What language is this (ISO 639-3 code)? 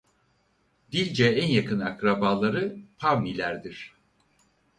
tur